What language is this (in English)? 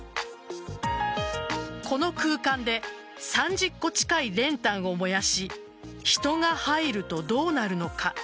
Japanese